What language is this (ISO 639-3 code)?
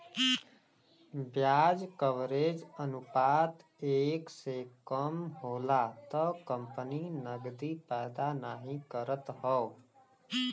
bho